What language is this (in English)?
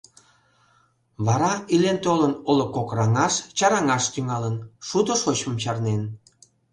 Mari